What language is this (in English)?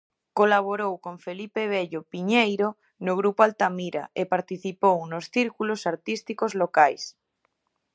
Galician